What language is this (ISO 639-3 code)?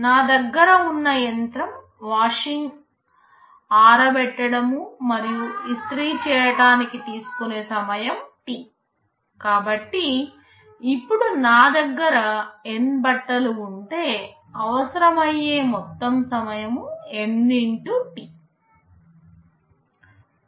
tel